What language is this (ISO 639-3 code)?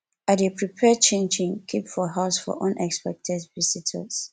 pcm